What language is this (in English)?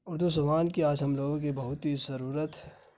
Urdu